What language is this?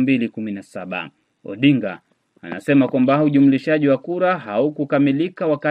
Swahili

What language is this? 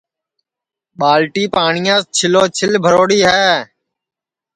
Sansi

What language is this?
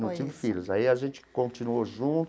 Portuguese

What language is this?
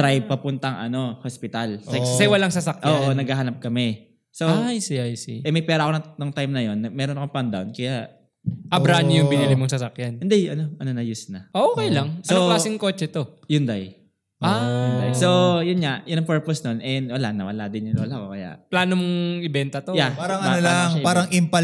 Filipino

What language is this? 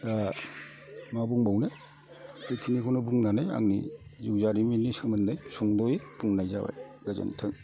Bodo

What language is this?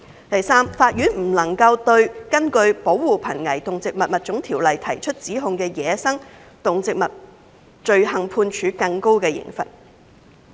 Cantonese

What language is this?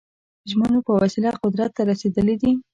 Pashto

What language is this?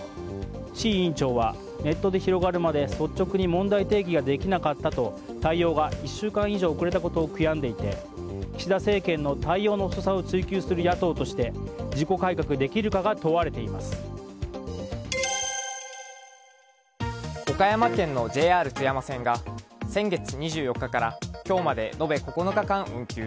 Japanese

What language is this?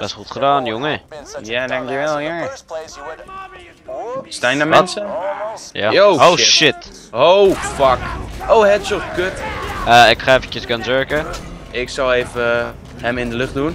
Dutch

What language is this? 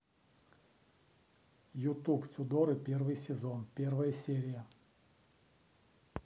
Russian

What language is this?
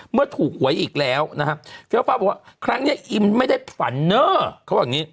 Thai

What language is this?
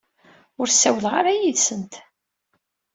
Kabyle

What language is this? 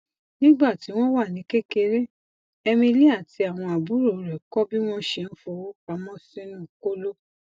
Yoruba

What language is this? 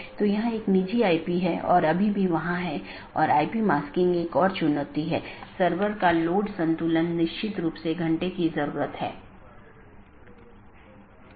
Hindi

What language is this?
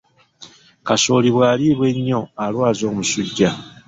Ganda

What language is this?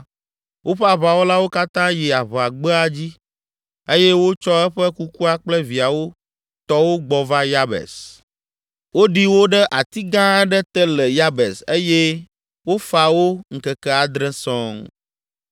Ewe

